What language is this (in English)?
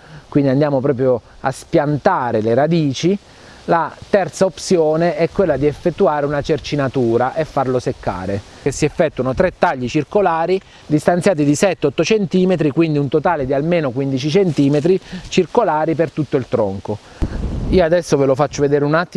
Italian